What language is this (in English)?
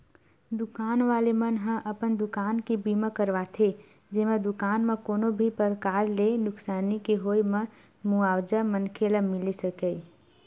Chhattisgarhi